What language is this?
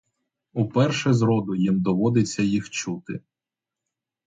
Ukrainian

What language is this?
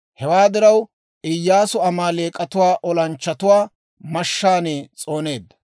Dawro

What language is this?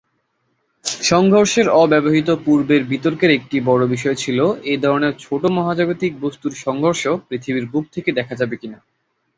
Bangla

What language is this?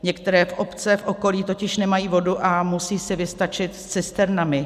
Czech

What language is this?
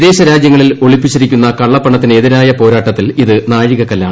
Malayalam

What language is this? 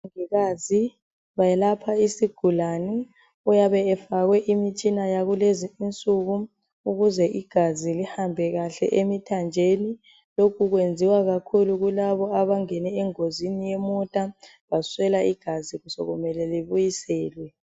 North Ndebele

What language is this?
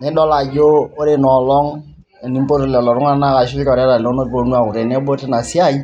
Masai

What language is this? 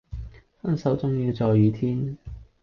Cantonese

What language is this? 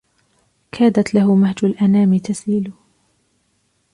Arabic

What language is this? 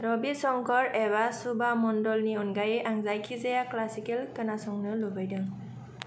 Bodo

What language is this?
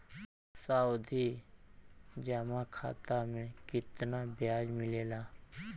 Bhojpuri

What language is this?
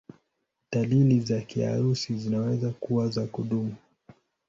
Swahili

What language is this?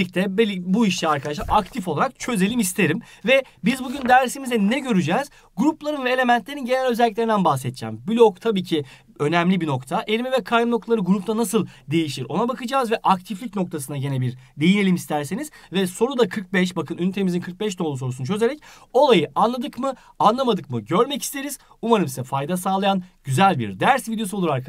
Turkish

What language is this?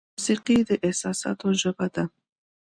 Pashto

